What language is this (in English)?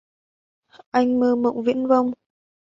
Vietnamese